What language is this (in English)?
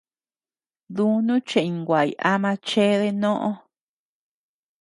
Tepeuxila Cuicatec